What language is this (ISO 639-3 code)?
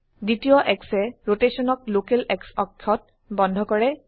asm